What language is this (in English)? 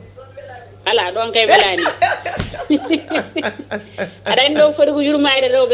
Fula